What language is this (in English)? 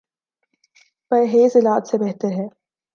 Urdu